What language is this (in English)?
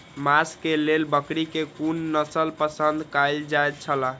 Maithili